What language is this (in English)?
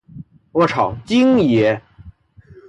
Chinese